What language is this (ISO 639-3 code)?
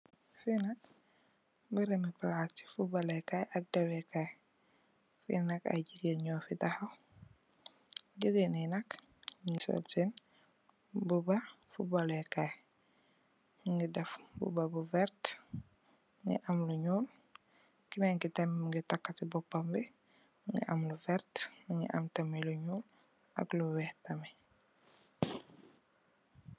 wol